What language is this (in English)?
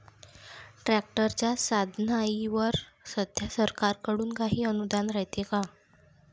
Marathi